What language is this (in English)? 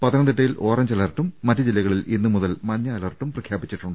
Malayalam